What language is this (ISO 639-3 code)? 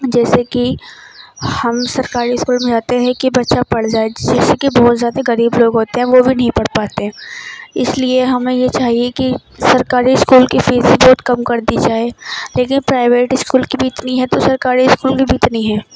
urd